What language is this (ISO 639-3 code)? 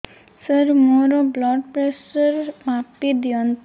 ori